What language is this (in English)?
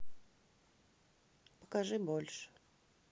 Russian